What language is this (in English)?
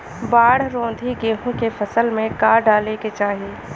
Bhojpuri